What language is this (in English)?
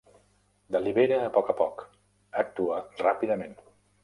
Catalan